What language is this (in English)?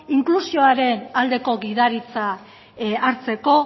Basque